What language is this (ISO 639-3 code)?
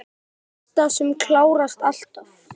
isl